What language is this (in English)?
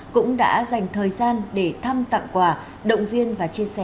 Vietnamese